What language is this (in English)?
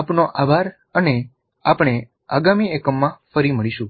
Gujarati